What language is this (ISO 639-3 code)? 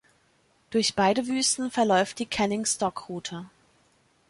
deu